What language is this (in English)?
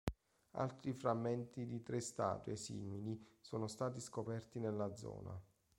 Italian